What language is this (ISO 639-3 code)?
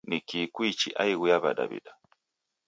dav